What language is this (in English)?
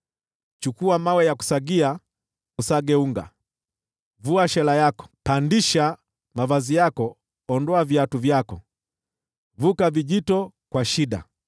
Swahili